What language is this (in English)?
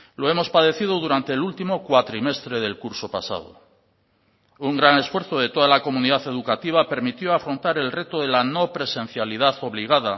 Spanish